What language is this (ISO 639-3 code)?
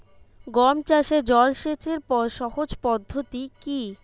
ben